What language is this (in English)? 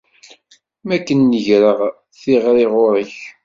Kabyle